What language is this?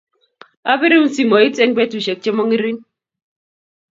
Kalenjin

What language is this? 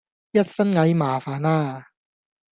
Cantonese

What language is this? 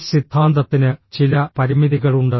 Malayalam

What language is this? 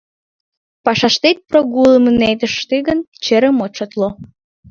Mari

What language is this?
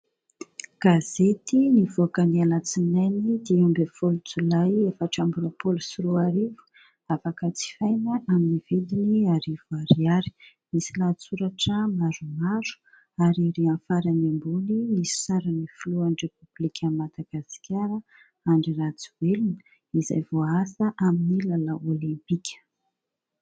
Malagasy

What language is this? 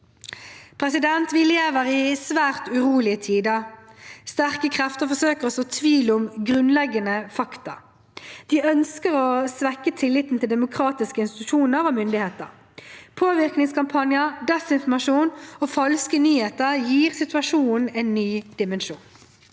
Norwegian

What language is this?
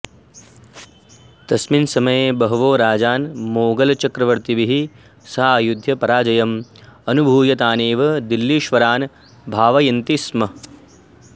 Sanskrit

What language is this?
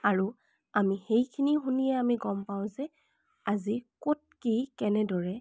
Assamese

